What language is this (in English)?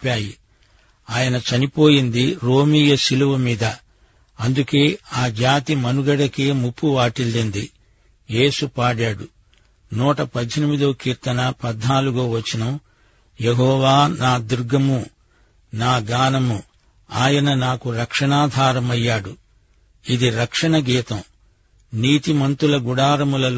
Telugu